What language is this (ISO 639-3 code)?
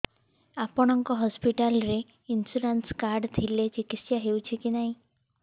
ori